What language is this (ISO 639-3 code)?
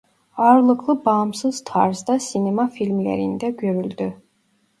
tur